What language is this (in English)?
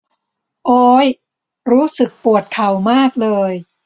Thai